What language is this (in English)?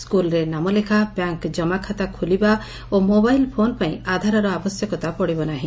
Odia